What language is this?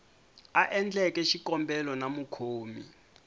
Tsonga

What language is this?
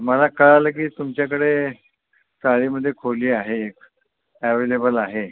Marathi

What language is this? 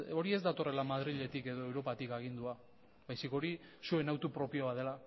Basque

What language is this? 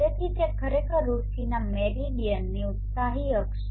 Gujarati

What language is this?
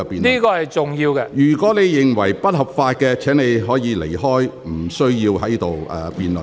Cantonese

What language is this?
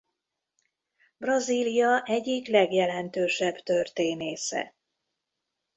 Hungarian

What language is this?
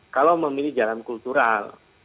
Indonesian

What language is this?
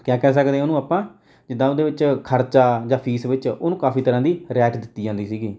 Punjabi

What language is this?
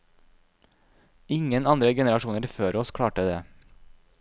Norwegian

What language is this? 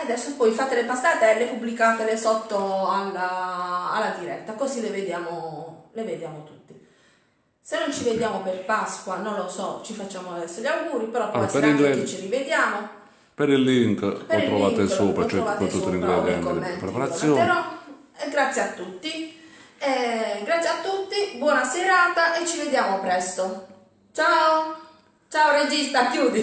Italian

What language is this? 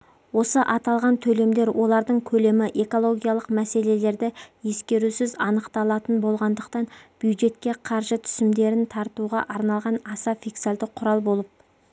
Kazakh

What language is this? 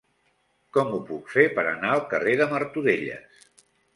Catalan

